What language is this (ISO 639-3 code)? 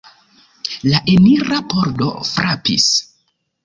epo